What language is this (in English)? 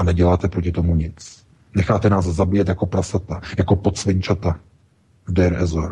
Czech